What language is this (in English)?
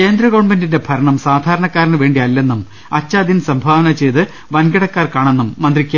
Malayalam